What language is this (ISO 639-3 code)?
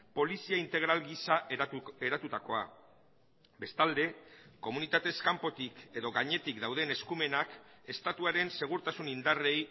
eus